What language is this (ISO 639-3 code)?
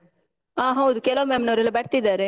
kan